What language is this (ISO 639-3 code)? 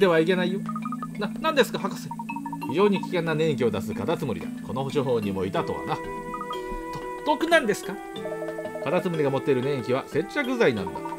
jpn